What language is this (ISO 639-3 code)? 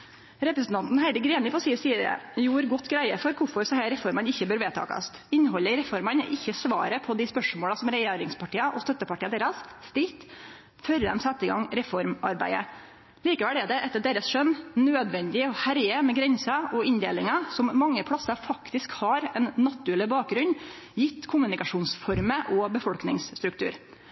nno